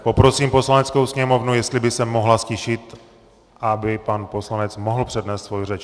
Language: Czech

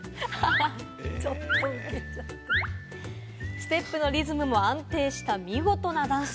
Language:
Japanese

